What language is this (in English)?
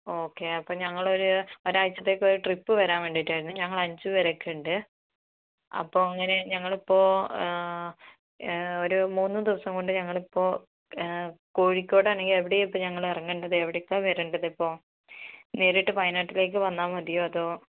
Malayalam